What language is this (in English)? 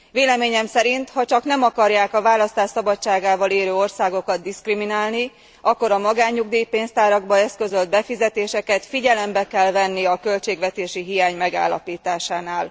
Hungarian